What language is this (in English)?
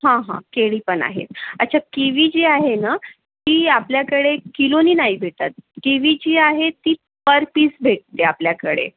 Marathi